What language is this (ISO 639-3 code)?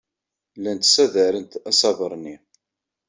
kab